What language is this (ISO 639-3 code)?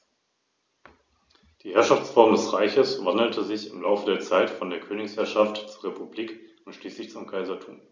deu